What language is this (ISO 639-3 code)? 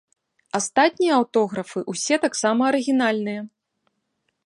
bel